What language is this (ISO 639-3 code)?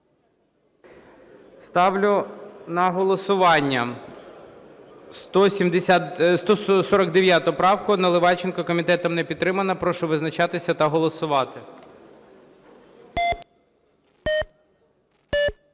ukr